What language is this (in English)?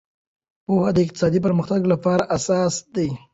Pashto